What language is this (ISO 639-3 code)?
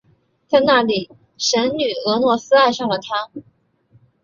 zho